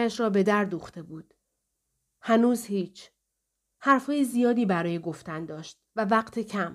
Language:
Persian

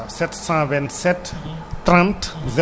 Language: Wolof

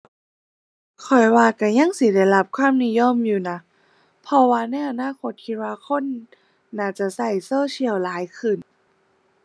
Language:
Thai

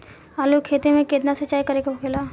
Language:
Bhojpuri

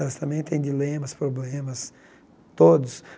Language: Portuguese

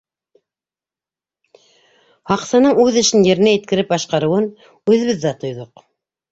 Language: Bashkir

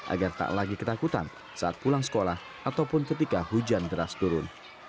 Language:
Indonesian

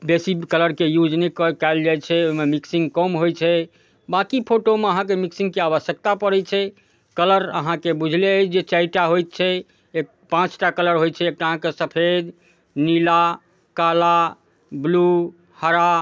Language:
Maithili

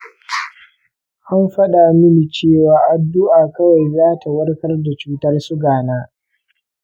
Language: Hausa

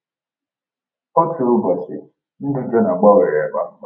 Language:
Igbo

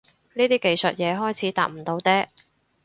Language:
Cantonese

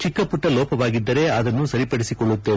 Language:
Kannada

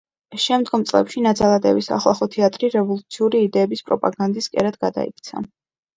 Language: Georgian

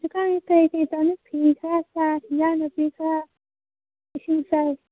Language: Manipuri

